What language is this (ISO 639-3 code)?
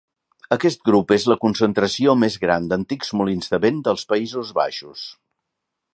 cat